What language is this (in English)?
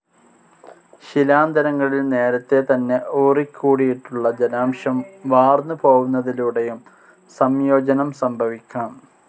Malayalam